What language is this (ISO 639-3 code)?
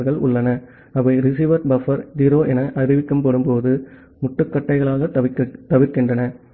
tam